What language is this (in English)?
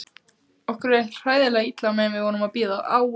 Icelandic